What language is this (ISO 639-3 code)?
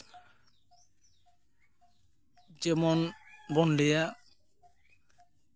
sat